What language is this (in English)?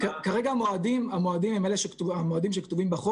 Hebrew